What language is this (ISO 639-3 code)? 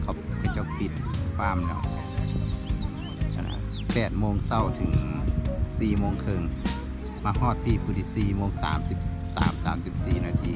tha